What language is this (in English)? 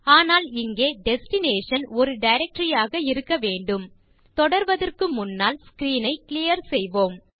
Tamil